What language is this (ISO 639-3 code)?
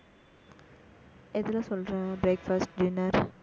tam